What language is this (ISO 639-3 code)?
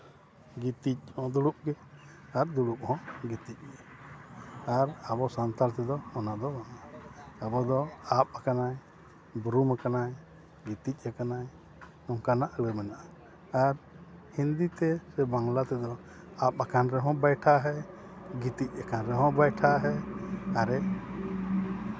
sat